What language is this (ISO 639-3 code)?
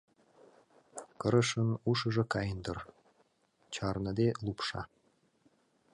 chm